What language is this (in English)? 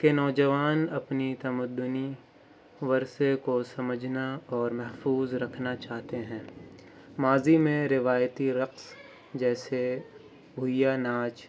Urdu